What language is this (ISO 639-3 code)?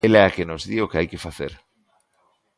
glg